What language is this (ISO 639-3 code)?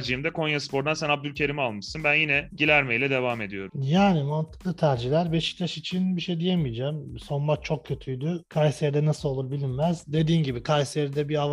tur